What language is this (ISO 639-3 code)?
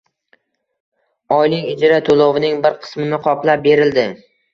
uzb